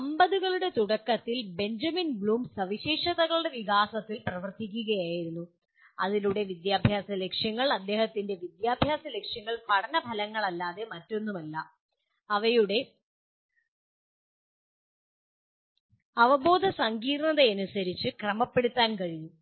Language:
Malayalam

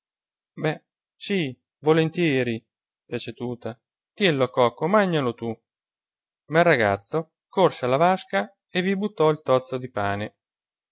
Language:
Italian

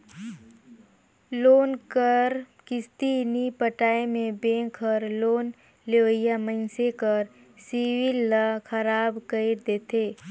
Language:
Chhattisgarhi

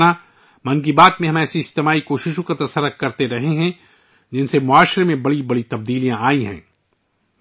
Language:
Urdu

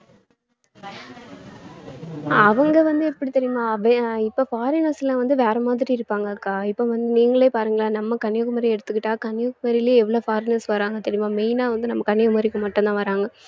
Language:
Tamil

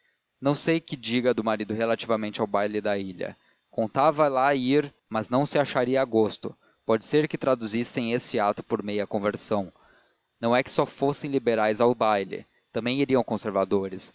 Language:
Portuguese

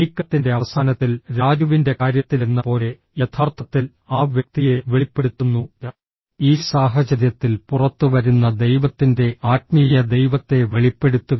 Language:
Malayalam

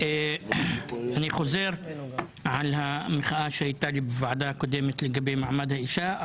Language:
Hebrew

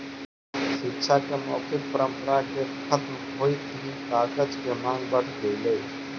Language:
Magahi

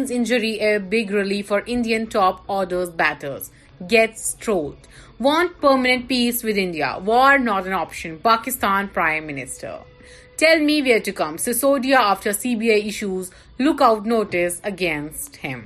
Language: Urdu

